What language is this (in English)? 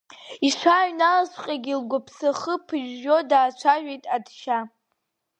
Abkhazian